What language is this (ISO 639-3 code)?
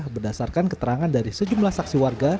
ind